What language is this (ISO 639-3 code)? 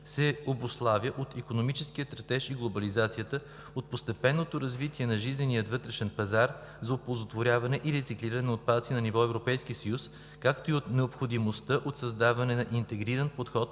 bul